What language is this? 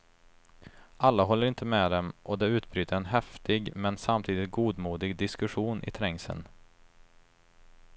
Swedish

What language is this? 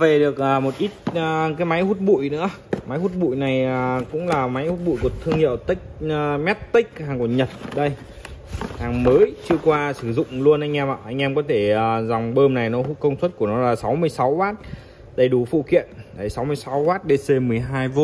Vietnamese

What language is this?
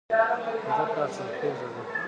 Pashto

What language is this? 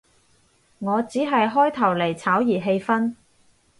Cantonese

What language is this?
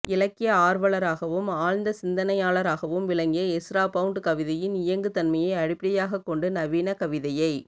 Tamil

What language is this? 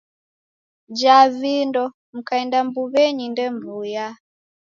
Taita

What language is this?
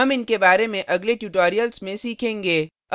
Hindi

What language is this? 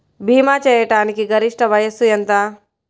Telugu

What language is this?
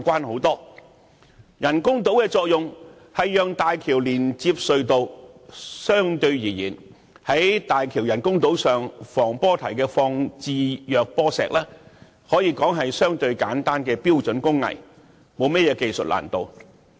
Cantonese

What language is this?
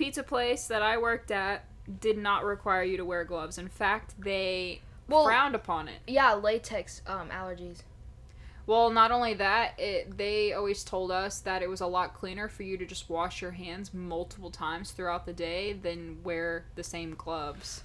English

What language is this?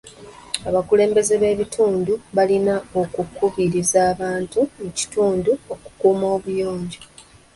Ganda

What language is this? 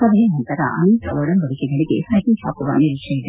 Kannada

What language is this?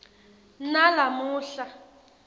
Swati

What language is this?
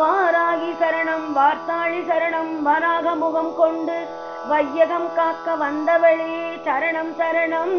Tamil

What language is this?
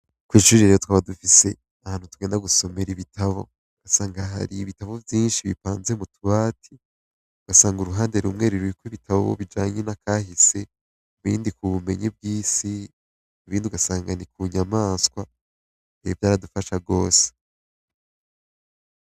Rundi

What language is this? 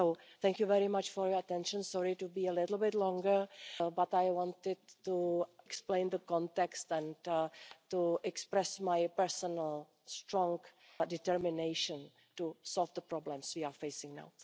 English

